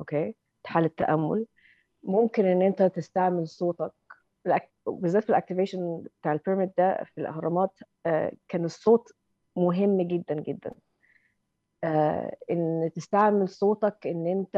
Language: Arabic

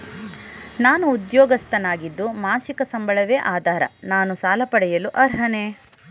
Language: Kannada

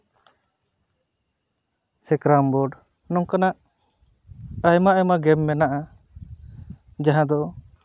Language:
Santali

